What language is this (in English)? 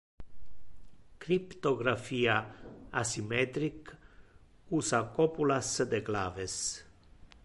Interlingua